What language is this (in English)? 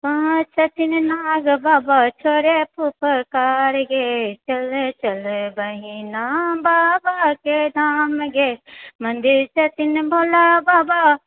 Maithili